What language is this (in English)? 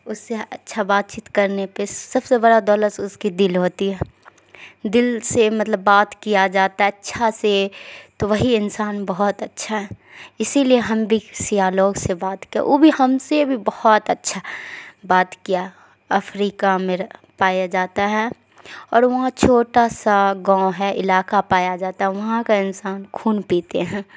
Urdu